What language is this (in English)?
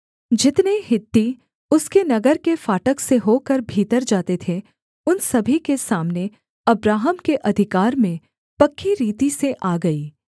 Hindi